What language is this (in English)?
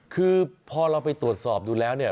Thai